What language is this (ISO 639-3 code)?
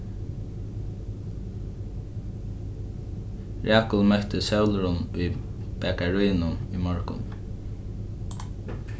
fao